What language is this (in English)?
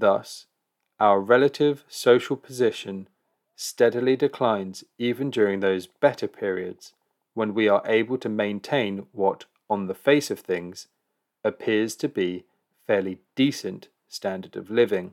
English